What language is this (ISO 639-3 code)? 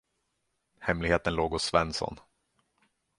swe